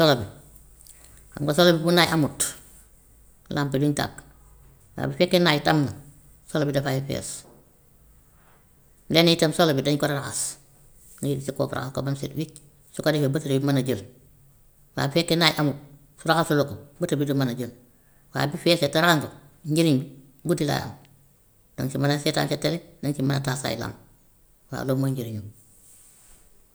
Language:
Gambian Wolof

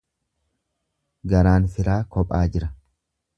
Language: Oromo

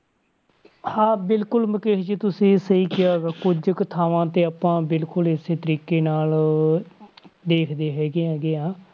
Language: Punjabi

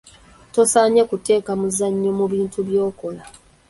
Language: Ganda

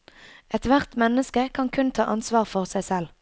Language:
Norwegian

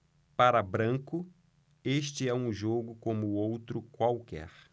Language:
Portuguese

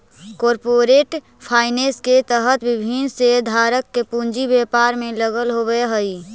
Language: Magahi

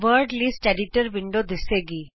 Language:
Punjabi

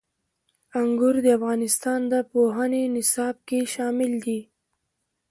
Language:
Pashto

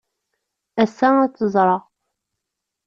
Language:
Kabyle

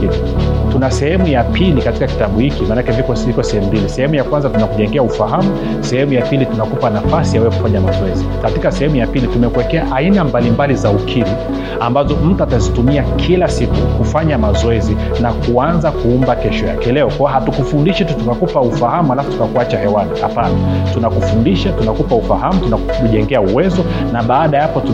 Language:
Swahili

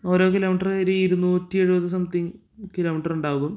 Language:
Malayalam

